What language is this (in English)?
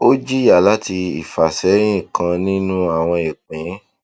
Yoruba